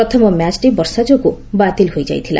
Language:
Odia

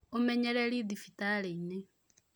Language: Kikuyu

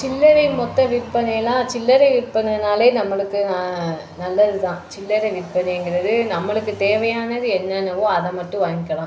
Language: Tamil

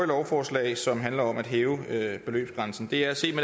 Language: Danish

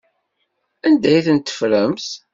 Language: Kabyle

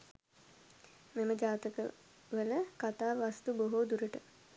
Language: Sinhala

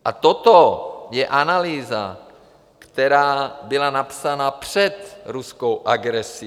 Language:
Czech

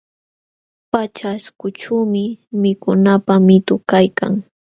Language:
Jauja Wanca Quechua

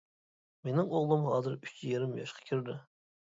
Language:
Uyghur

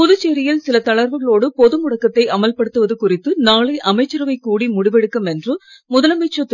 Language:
Tamil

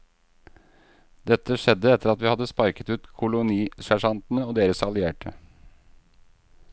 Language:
Norwegian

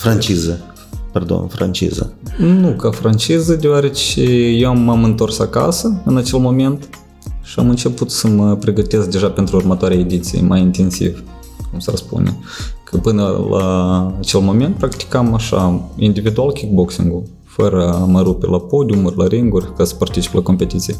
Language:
Romanian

